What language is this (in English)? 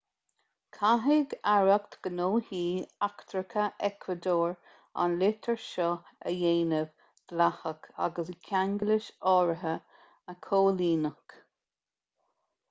Irish